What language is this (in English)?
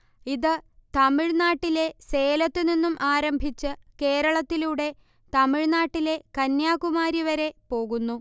Malayalam